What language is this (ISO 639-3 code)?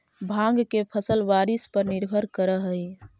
mag